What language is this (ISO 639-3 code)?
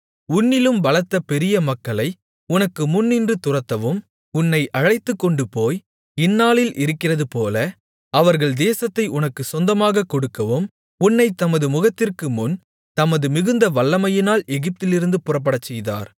tam